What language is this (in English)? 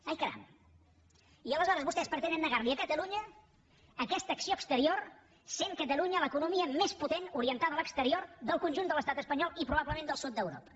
Catalan